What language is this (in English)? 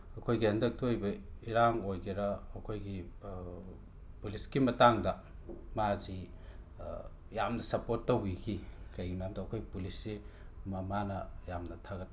Manipuri